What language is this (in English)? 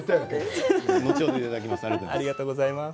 Japanese